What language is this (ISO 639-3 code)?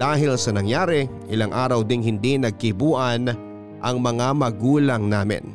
fil